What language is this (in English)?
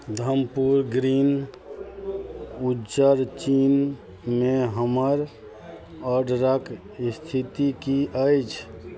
Maithili